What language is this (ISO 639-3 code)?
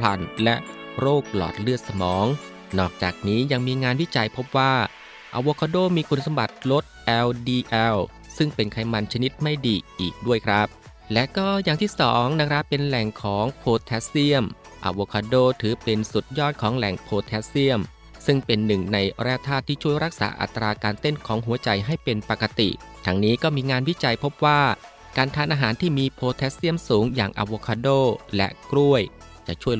tha